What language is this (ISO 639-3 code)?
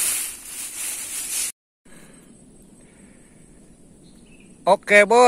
ind